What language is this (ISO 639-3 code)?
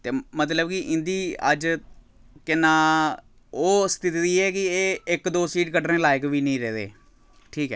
doi